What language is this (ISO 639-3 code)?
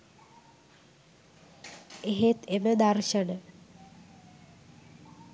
sin